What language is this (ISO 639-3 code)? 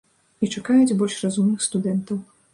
bel